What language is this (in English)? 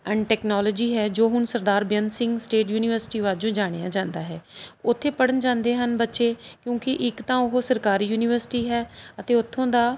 Punjabi